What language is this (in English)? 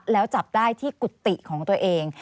Thai